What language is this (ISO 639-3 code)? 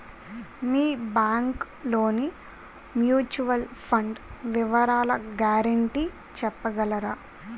tel